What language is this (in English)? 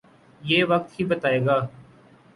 Urdu